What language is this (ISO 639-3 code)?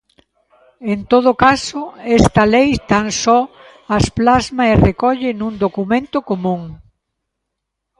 glg